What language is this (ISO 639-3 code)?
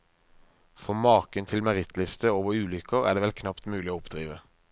nor